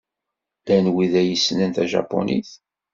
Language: Kabyle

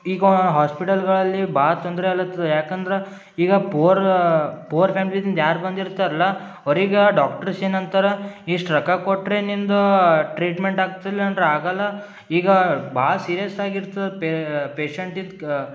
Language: Kannada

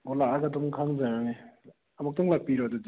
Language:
Manipuri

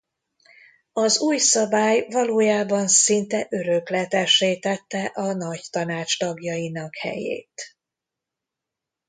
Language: Hungarian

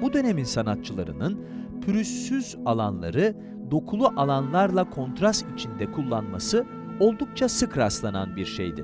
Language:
Turkish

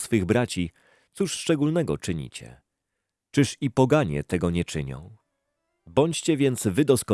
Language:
Polish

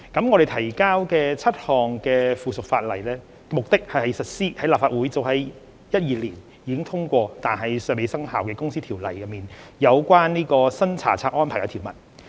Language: Cantonese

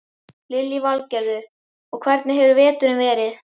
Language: Icelandic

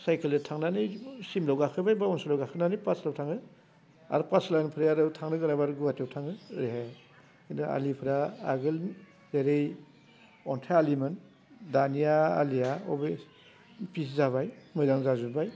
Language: Bodo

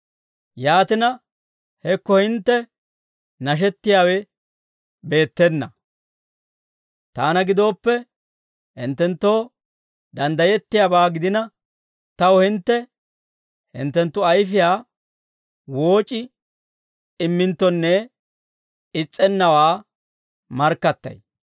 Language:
Dawro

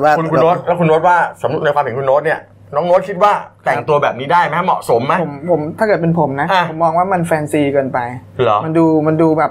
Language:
Thai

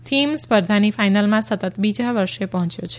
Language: Gujarati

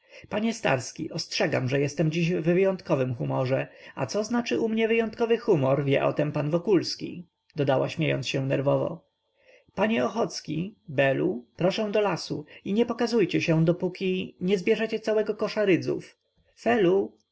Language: Polish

